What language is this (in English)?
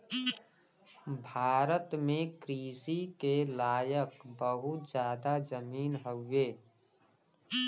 Bhojpuri